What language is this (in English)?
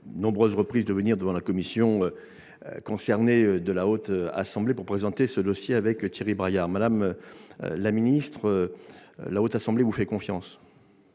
French